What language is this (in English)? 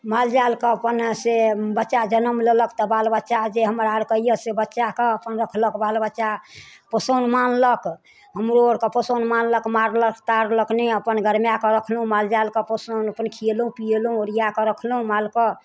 Maithili